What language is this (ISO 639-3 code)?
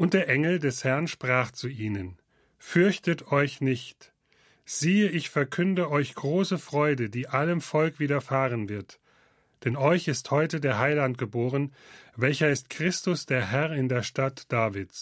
deu